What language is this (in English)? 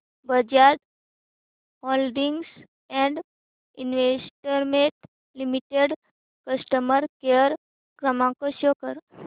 Marathi